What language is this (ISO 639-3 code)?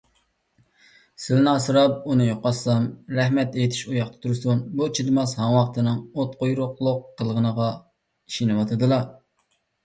uig